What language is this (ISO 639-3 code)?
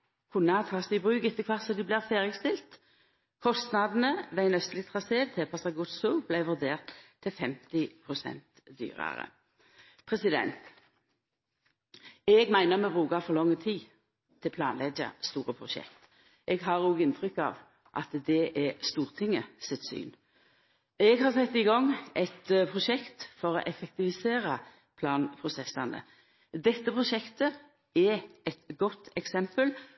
nno